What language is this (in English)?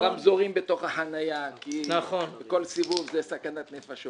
Hebrew